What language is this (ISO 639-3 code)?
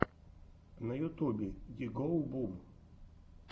rus